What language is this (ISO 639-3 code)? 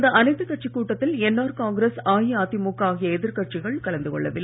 tam